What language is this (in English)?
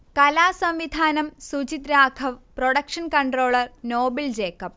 Malayalam